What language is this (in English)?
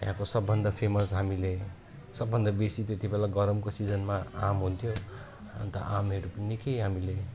Nepali